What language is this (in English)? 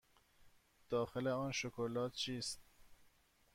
Persian